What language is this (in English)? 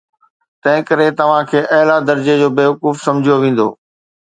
Sindhi